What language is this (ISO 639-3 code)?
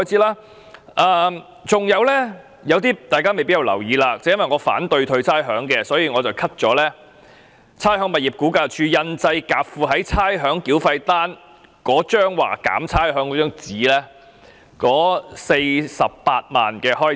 yue